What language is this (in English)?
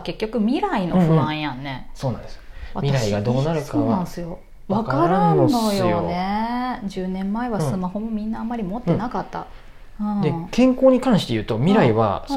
Japanese